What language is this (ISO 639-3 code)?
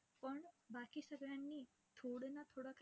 mar